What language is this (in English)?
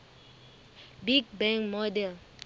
Southern Sotho